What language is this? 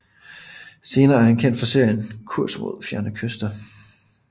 Danish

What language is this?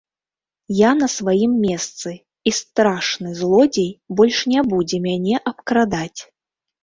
Belarusian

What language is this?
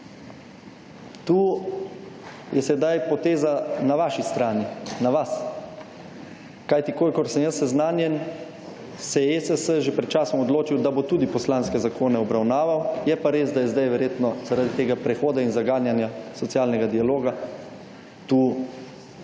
Slovenian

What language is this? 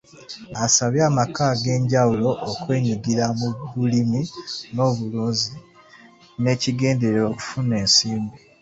Ganda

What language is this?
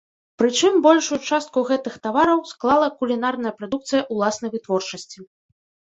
Belarusian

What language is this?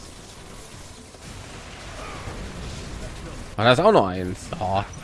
German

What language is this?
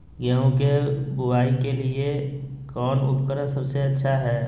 Magahi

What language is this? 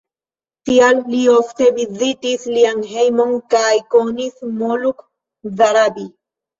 Esperanto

